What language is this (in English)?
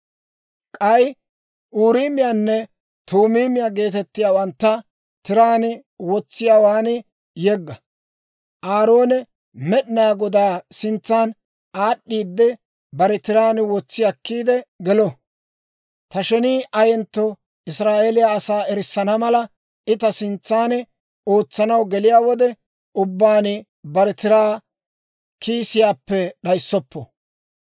Dawro